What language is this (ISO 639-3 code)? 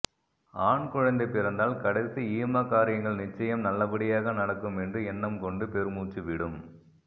tam